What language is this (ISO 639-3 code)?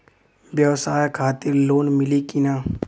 bho